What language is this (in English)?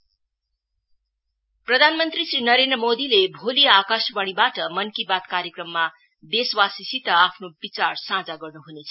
Nepali